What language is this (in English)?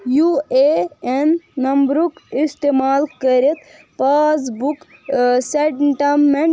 Kashmiri